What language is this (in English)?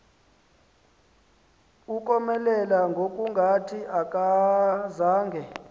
Xhosa